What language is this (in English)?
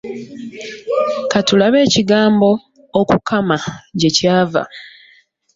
Ganda